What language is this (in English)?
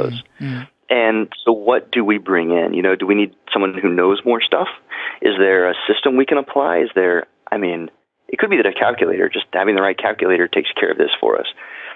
English